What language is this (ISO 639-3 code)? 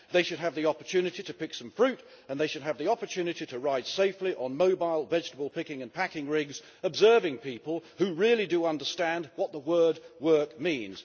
eng